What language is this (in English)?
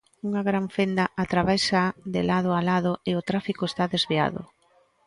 Galician